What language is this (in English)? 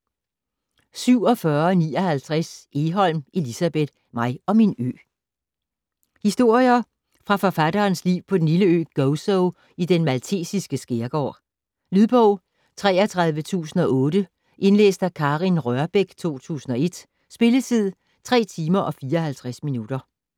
Danish